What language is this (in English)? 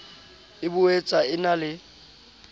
Southern Sotho